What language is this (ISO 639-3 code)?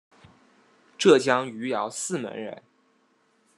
zho